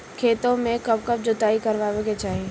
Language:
Bhojpuri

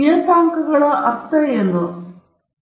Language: Kannada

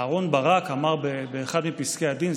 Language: Hebrew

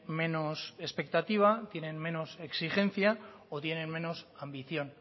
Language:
Spanish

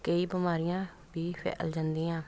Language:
Punjabi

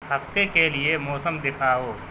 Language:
Urdu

